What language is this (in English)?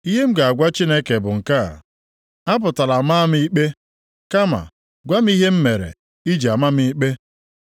Igbo